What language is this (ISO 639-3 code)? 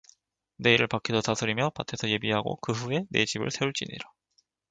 kor